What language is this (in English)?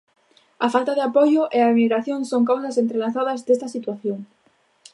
Galician